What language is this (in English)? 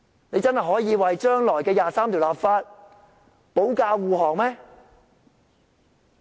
Cantonese